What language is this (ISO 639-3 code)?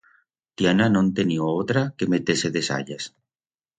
arg